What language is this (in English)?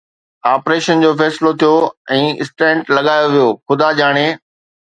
Sindhi